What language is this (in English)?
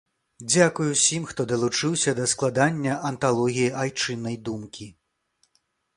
Belarusian